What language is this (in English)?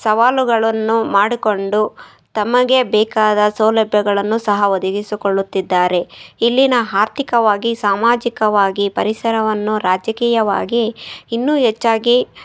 Kannada